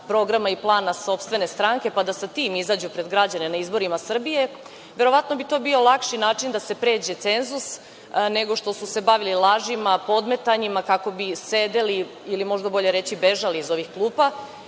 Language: Serbian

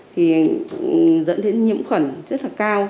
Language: Vietnamese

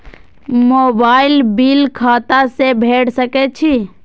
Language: Maithili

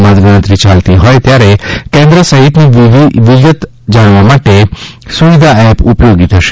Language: Gujarati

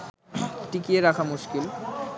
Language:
Bangla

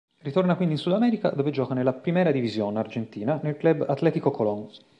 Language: Italian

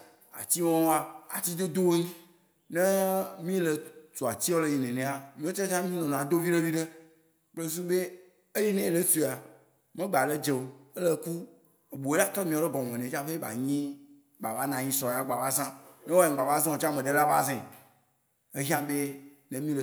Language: Waci Gbe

